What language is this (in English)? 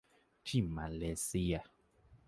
Thai